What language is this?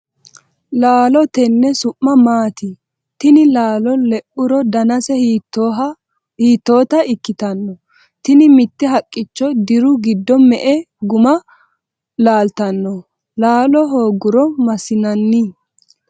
Sidamo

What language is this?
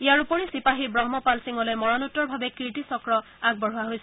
Assamese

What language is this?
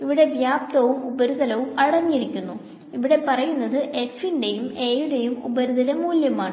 Malayalam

